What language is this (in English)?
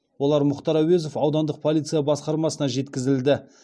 Kazakh